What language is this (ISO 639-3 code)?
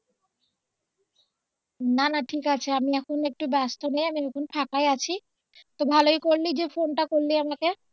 ben